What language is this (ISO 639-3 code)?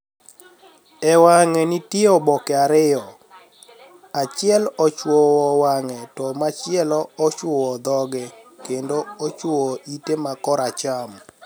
luo